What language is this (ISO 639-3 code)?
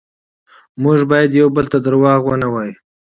pus